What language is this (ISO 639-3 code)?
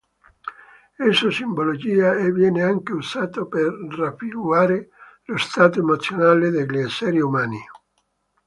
ita